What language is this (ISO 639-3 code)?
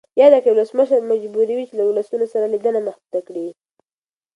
pus